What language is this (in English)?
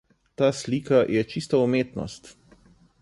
Slovenian